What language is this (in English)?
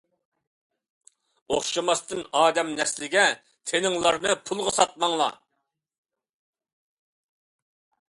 Uyghur